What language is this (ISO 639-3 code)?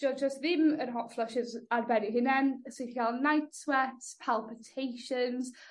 cym